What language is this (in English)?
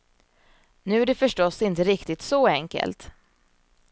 Swedish